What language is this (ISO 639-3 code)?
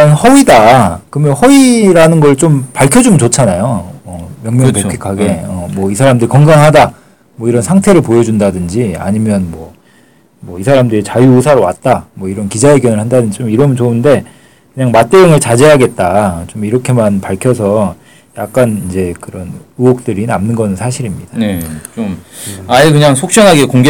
kor